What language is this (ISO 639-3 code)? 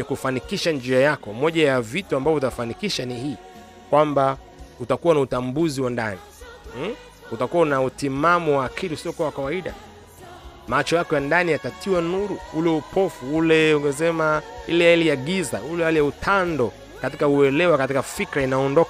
swa